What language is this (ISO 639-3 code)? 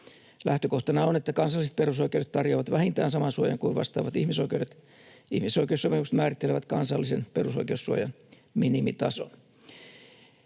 fin